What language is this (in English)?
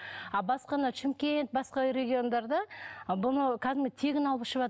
Kazakh